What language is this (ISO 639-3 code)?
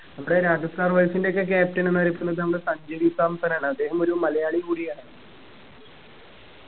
mal